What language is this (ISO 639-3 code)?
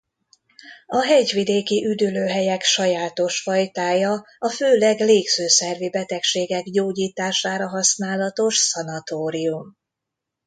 hun